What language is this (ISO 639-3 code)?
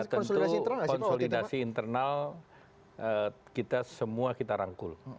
ind